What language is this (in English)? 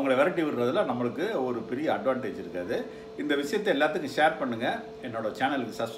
Dutch